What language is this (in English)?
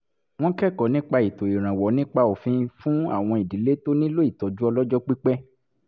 Yoruba